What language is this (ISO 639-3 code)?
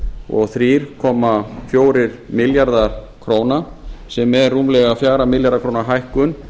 isl